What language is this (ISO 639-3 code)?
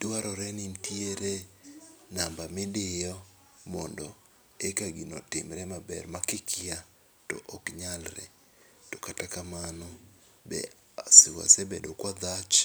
luo